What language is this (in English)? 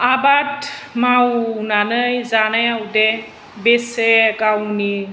Bodo